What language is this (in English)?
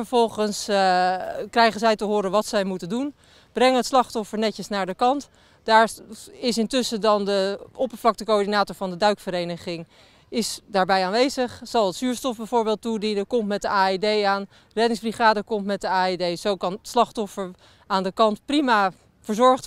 Dutch